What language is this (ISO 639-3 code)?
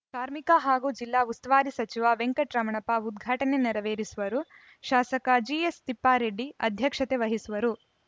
kan